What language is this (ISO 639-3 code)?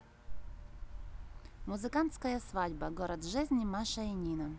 rus